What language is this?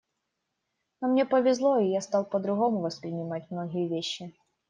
Russian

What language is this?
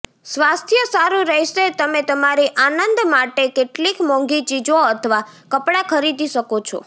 Gujarati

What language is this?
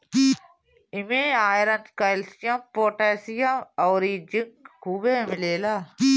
Bhojpuri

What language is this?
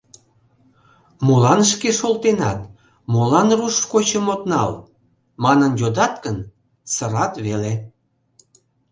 Mari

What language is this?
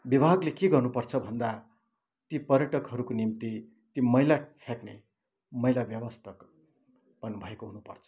Nepali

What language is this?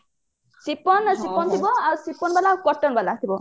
Odia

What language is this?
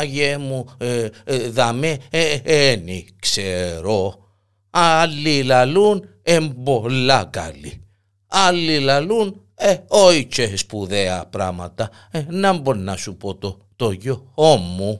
Greek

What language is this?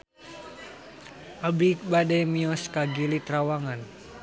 Sundanese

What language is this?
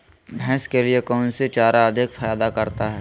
Magahi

